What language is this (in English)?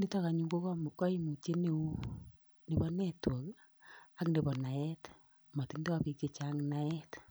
Kalenjin